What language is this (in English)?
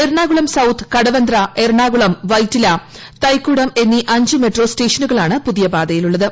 Malayalam